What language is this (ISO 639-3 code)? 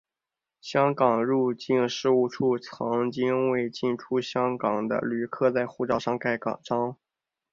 zho